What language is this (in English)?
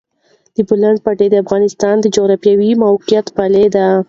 Pashto